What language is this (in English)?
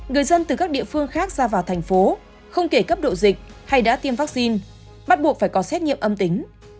Vietnamese